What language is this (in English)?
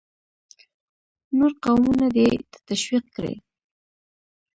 Pashto